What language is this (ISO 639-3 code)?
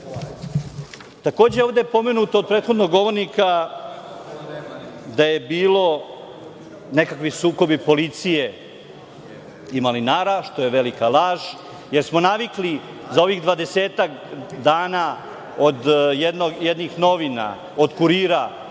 srp